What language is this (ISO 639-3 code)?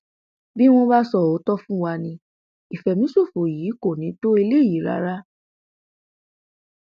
yor